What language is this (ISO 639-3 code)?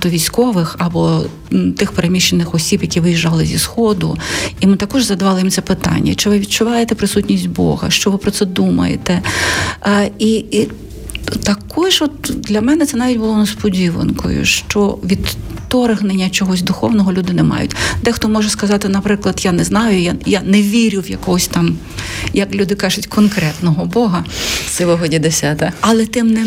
ukr